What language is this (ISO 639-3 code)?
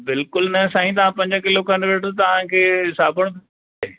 snd